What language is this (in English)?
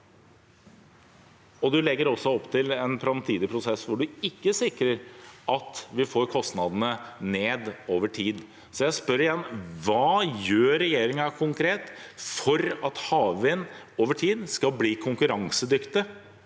Norwegian